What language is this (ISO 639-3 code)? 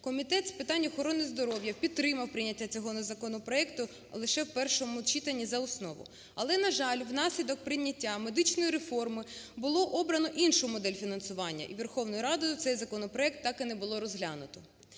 ukr